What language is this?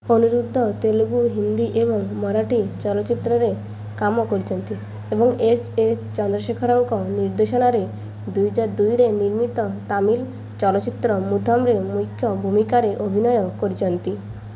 Odia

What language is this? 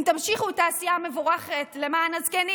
Hebrew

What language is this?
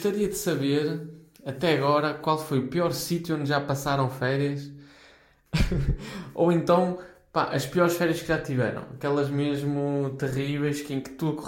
Portuguese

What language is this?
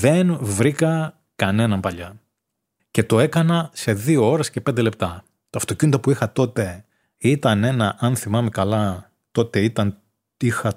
Greek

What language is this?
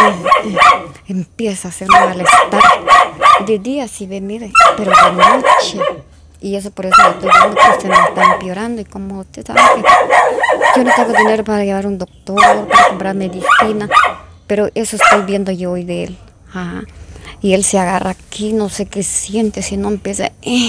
Spanish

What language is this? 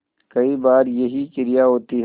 Hindi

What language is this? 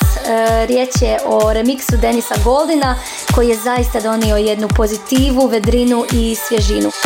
Croatian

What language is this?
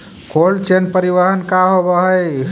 Magahi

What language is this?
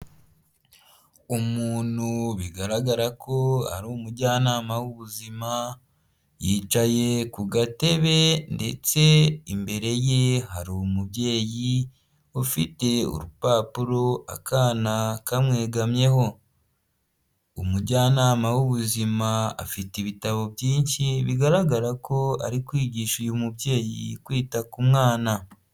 Kinyarwanda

